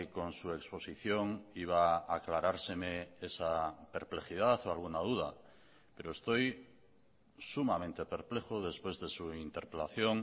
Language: Spanish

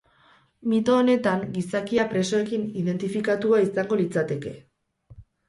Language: Basque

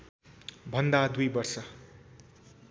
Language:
Nepali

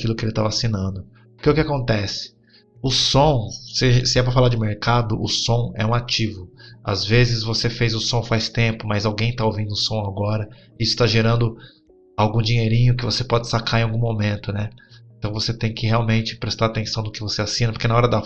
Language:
Portuguese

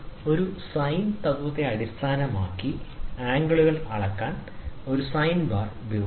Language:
Malayalam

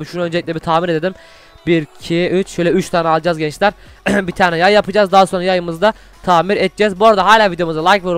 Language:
Turkish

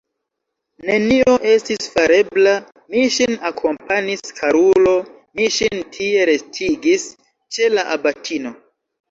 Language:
Esperanto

